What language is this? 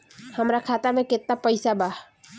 Bhojpuri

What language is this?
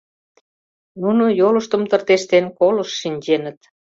Mari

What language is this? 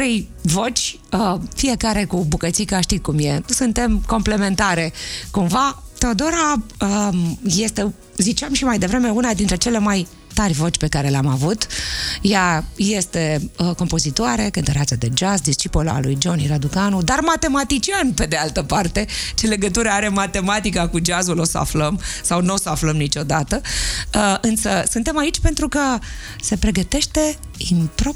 Romanian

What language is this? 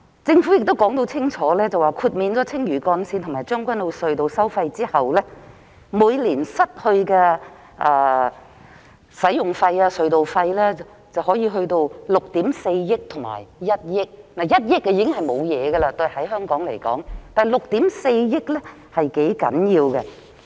Cantonese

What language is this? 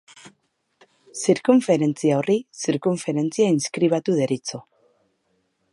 Basque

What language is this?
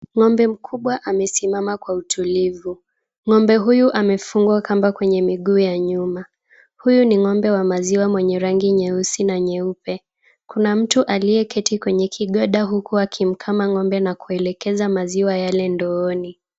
Swahili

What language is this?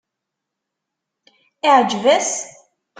Kabyle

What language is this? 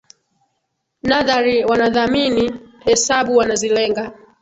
Swahili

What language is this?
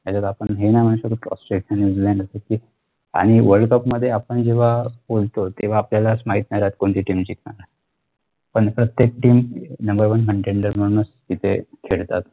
Marathi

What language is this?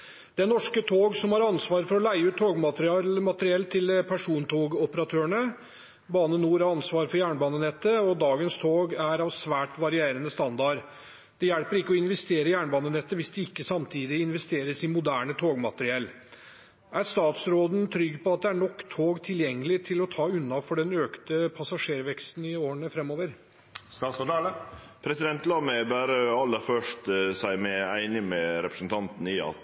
Norwegian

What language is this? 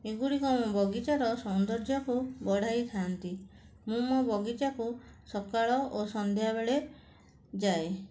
Odia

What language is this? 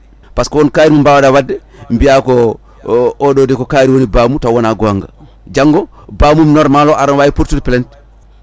Fula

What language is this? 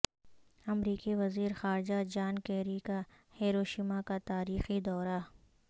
Urdu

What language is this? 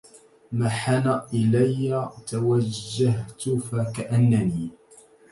Arabic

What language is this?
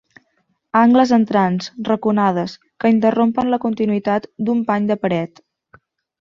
Catalan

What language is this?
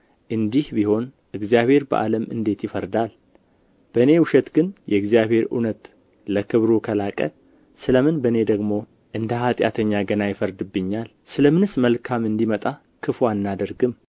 Amharic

